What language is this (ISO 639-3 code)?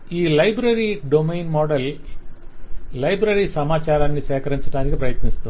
tel